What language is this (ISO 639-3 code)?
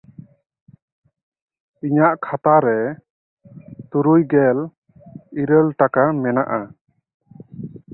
sat